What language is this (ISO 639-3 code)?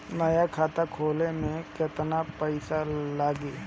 bho